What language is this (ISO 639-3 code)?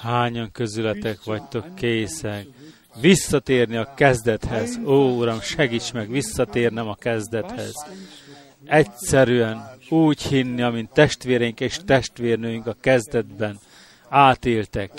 hun